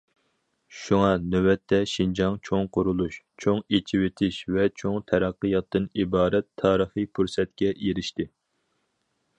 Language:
Uyghur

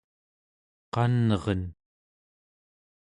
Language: Central Yupik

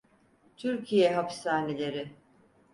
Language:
Turkish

